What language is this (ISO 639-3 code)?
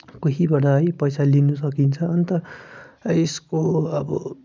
nep